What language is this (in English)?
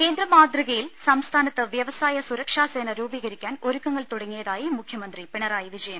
Malayalam